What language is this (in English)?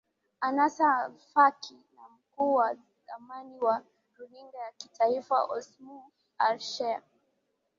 Swahili